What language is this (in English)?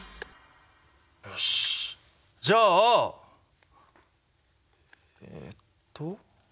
Japanese